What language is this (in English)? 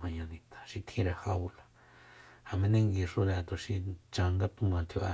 Soyaltepec Mazatec